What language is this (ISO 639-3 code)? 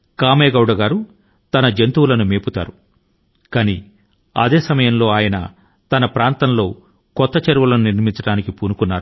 tel